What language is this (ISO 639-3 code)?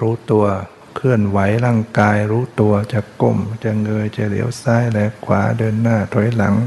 tha